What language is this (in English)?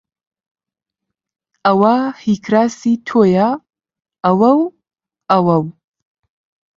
Central Kurdish